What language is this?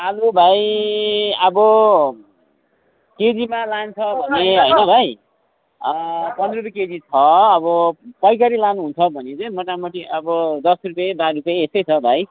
Nepali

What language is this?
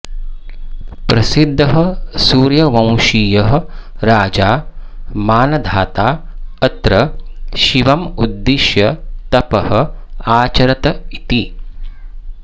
Sanskrit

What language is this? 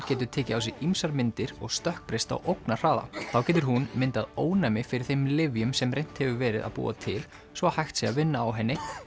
Icelandic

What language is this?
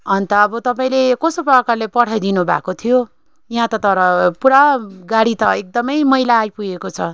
Nepali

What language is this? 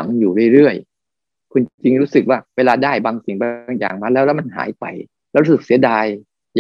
Thai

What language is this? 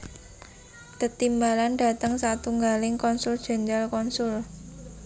Javanese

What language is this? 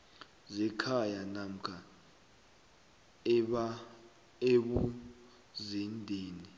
South Ndebele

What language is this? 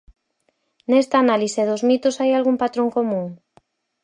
Galician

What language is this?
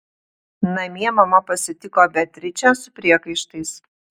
Lithuanian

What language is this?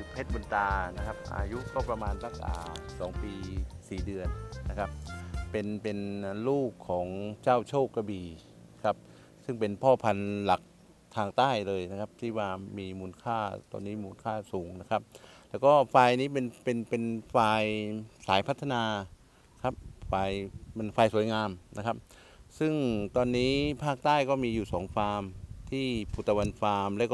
Thai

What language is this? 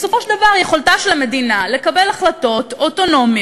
Hebrew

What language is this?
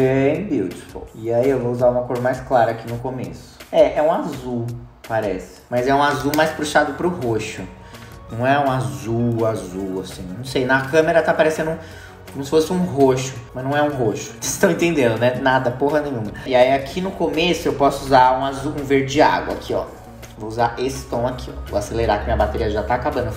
Portuguese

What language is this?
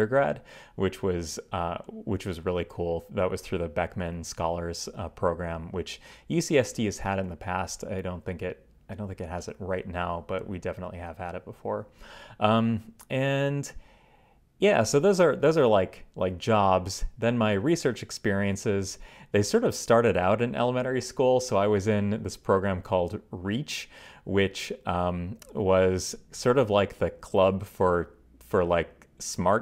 English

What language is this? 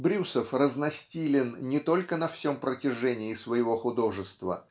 Russian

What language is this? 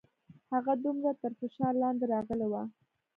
Pashto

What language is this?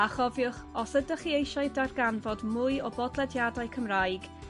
Welsh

